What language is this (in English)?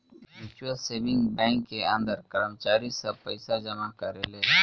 Bhojpuri